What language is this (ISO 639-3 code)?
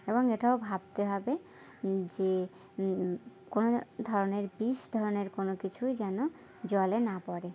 ben